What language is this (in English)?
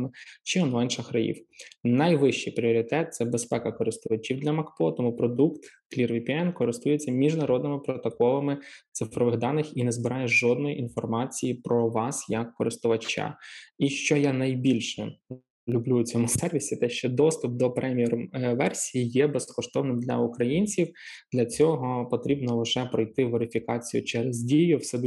Ukrainian